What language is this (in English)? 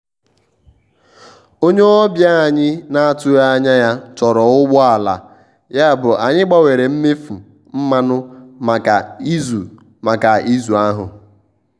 Igbo